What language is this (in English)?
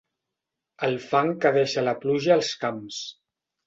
Catalan